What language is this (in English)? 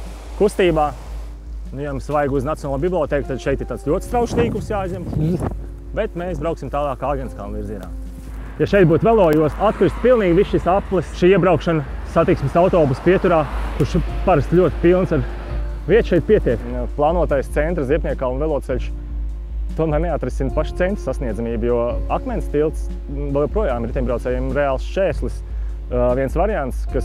Latvian